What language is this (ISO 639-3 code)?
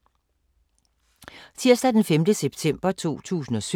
dan